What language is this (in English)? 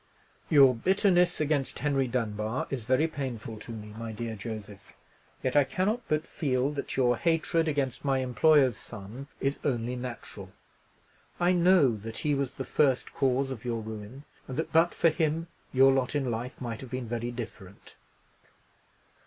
English